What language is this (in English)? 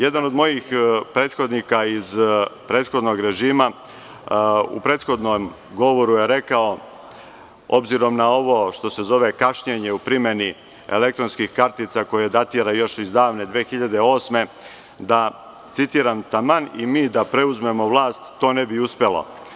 Serbian